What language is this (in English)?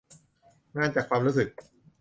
Thai